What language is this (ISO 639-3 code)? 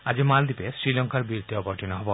asm